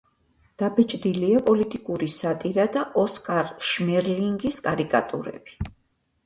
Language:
Georgian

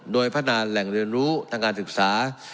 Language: Thai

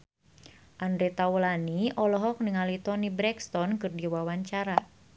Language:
Sundanese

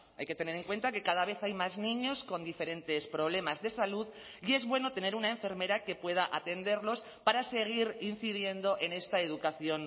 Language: Spanish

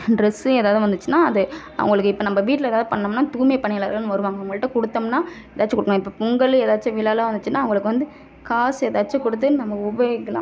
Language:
Tamil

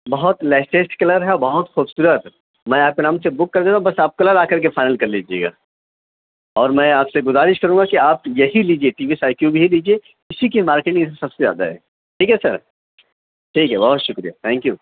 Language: Urdu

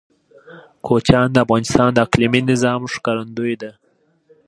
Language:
Pashto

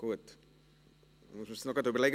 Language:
Swiss German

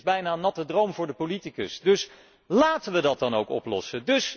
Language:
Dutch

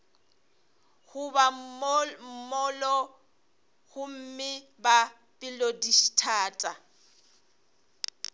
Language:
Northern Sotho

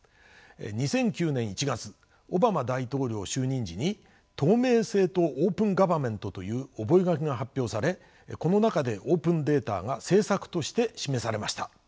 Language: Japanese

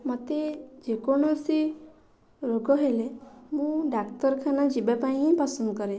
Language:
Odia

